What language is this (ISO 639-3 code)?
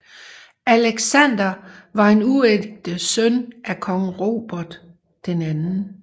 dan